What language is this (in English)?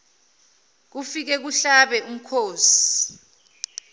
Zulu